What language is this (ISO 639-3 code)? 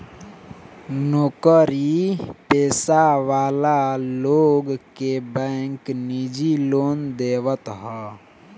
bho